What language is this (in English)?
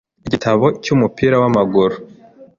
Kinyarwanda